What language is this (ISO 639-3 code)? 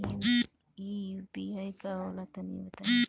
bho